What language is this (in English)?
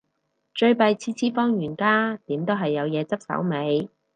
Cantonese